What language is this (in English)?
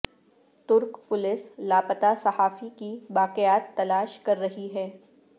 Urdu